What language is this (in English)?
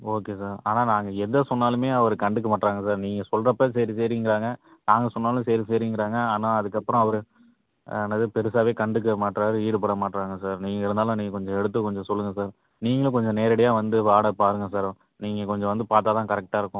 Tamil